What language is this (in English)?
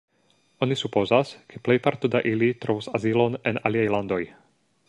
Esperanto